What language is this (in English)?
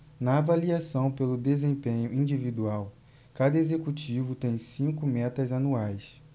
Portuguese